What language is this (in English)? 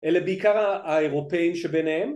Hebrew